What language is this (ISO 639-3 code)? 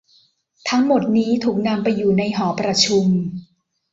tha